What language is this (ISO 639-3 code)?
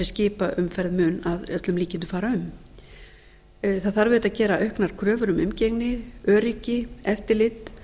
isl